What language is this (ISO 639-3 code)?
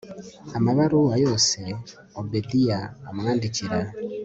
kin